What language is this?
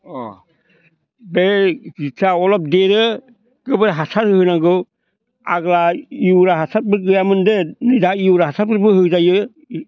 Bodo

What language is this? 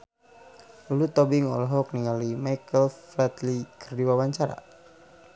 Sundanese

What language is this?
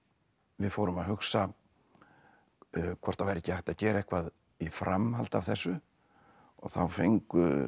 Icelandic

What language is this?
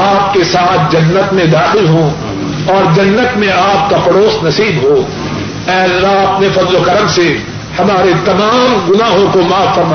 Urdu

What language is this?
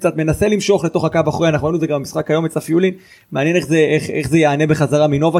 Hebrew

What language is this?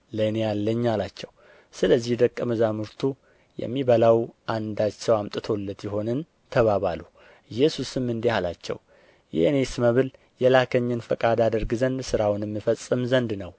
Amharic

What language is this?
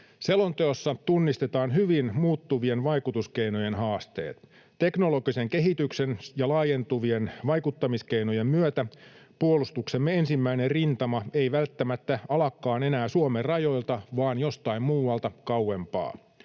Finnish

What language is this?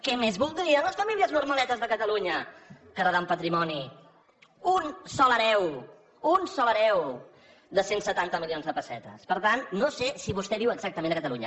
Catalan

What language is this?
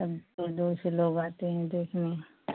Hindi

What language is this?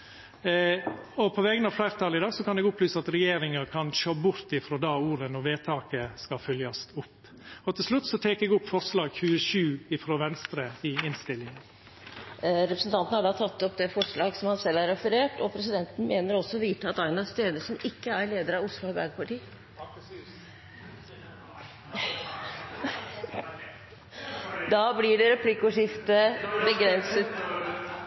Norwegian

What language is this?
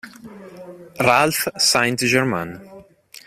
Italian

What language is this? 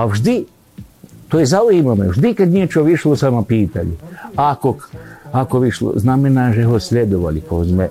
Slovak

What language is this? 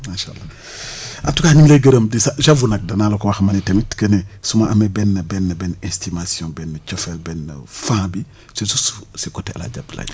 Wolof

